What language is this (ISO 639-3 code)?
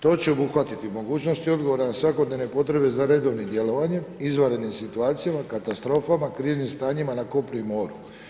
hrv